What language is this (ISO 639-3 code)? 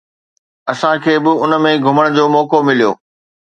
snd